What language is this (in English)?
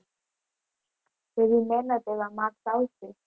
Gujarati